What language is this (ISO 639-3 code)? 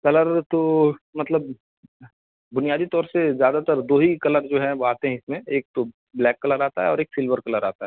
urd